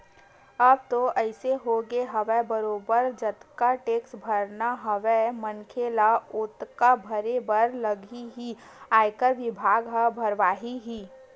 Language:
Chhattisgarhi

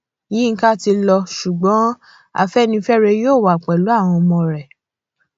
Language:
Yoruba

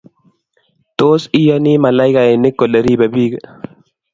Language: Kalenjin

